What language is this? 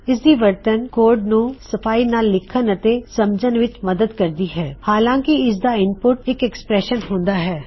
Punjabi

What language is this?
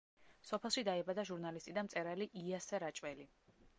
Georgian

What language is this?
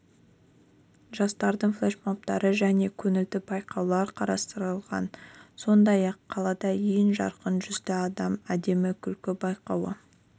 Kazakh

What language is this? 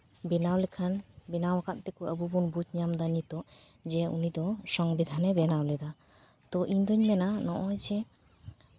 Santali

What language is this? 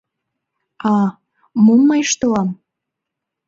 Mari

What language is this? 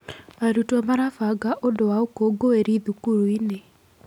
Kikuyu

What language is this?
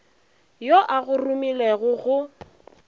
Northern Sotho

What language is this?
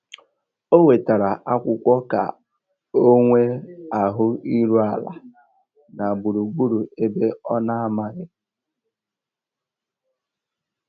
Igbo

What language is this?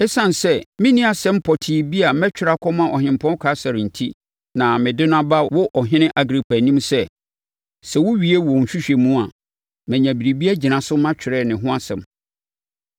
Akan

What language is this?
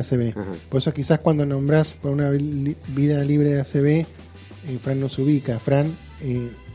Spanish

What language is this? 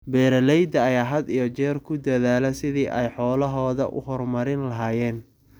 Somali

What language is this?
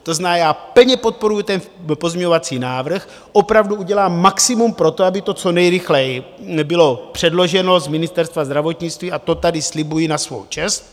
Czech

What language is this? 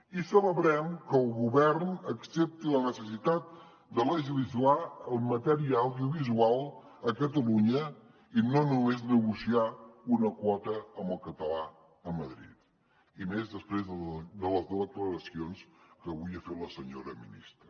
Catalan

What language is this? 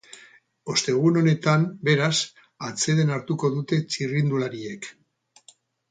Basque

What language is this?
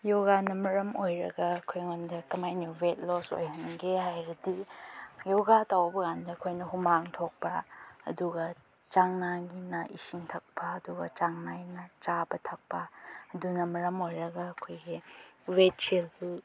Manipuri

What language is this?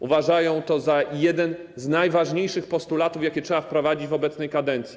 Polish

